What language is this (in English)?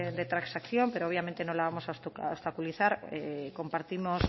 Spanish